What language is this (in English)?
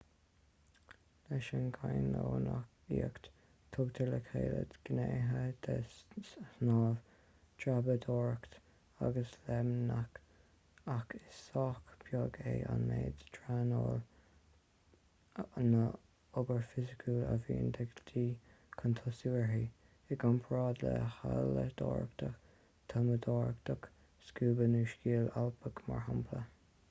Irish